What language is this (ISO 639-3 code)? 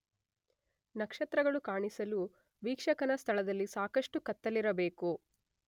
kan